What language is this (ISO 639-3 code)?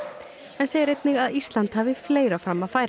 isl